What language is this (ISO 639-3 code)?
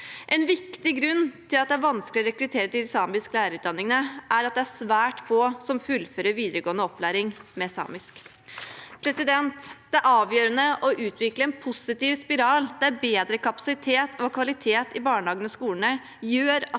nor